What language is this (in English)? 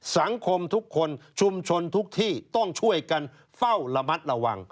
Thai